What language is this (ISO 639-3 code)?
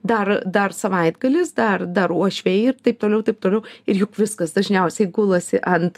lit